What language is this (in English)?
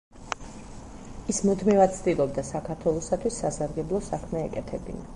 Georgian